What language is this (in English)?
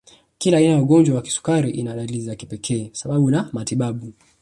Swahili